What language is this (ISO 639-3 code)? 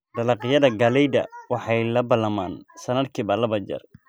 som